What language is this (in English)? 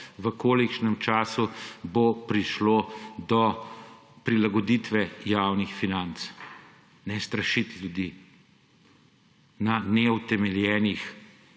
Slovenian